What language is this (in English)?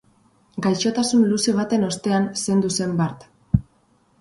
Basque